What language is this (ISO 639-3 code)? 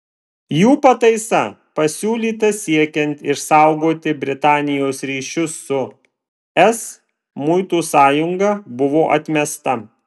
lit